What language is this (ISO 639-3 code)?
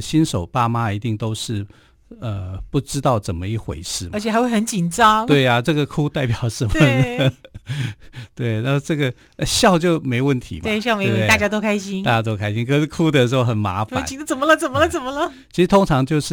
zho